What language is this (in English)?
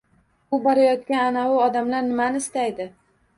Uzbek